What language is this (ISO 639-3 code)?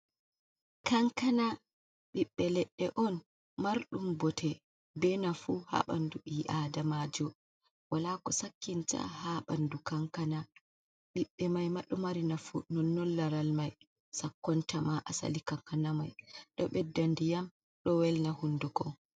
ful